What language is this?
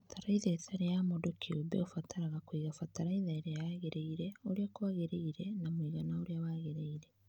Kikuyu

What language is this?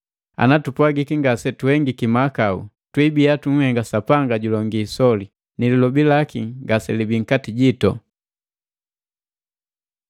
Matengo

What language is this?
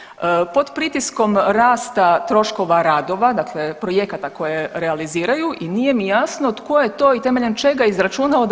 Croatian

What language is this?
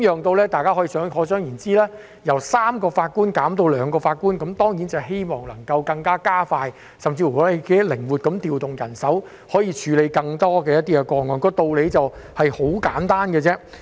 Cantonese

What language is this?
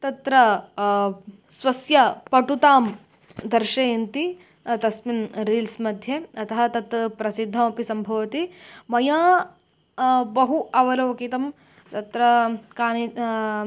Sanskrit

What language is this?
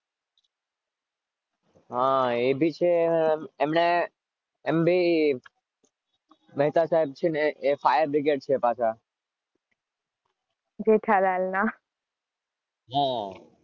Gujarati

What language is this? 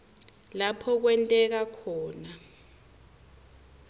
Swati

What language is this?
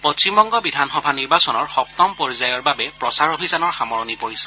Assamese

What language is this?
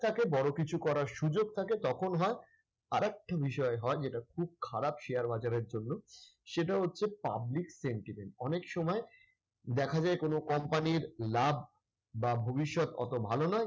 Bangla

